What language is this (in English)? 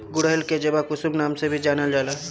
Bhojpuri